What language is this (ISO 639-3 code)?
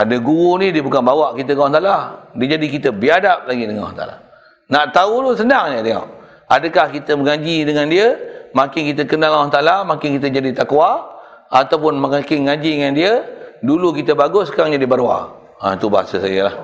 msa